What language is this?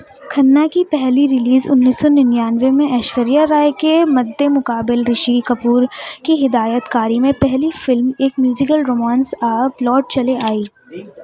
Urdu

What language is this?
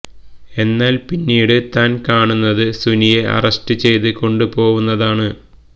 Malayalam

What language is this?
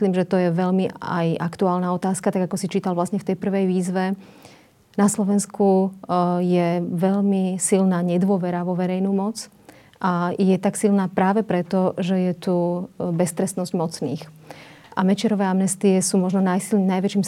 Slovak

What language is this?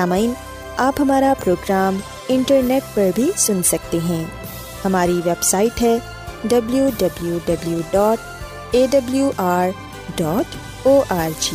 Urdu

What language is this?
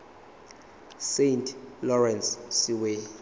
Zulu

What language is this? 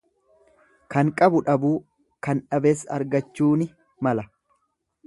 Oromo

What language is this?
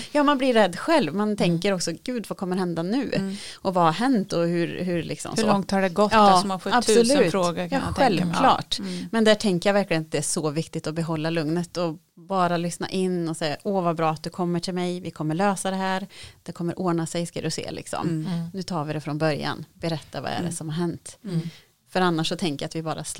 Swedish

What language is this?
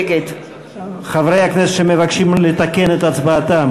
Hebrew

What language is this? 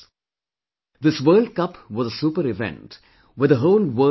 English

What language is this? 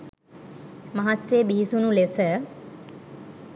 Sinhala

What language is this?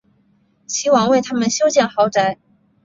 Chinese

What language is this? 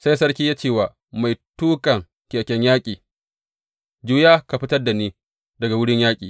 Hausa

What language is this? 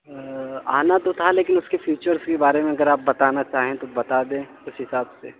Urdu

